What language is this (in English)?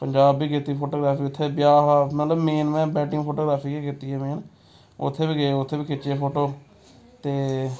Dogri